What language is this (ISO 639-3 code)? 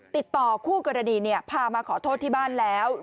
tha